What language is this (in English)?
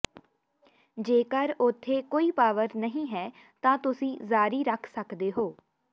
Punjabi